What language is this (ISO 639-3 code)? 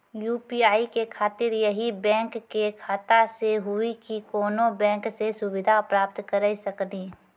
mai